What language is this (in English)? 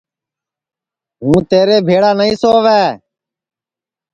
Sansi